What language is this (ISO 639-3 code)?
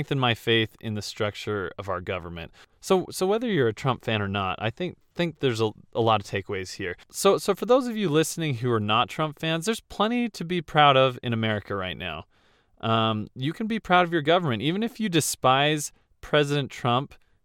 eng